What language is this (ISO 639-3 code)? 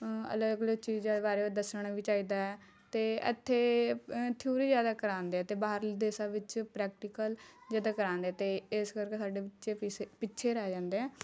pan